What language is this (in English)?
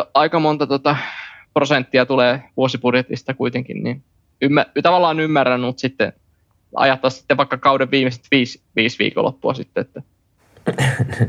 Finnish